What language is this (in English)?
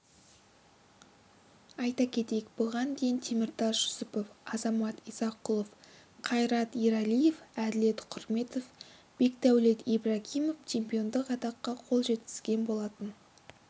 Kazakh